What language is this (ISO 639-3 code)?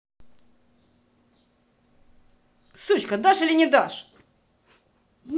rus